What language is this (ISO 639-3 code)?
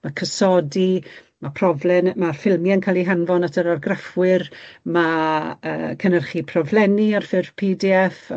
cym